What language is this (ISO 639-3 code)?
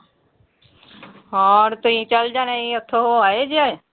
pan